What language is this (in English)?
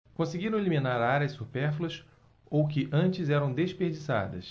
Portuguese